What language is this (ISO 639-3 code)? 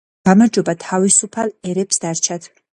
kat